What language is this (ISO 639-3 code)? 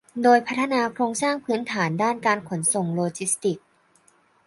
tha